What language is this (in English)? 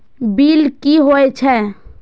Maithili